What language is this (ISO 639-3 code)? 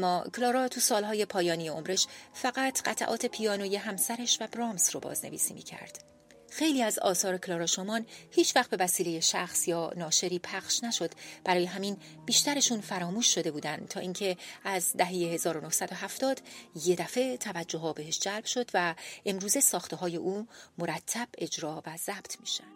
fas